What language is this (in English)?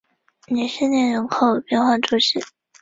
Chinese